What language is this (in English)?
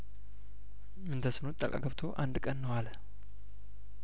Amharic